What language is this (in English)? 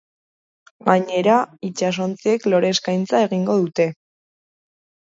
Basque